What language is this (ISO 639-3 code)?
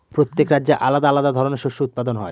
ben